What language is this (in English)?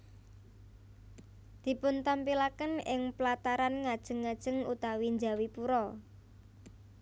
Javanese